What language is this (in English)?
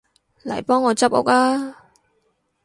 Cantonese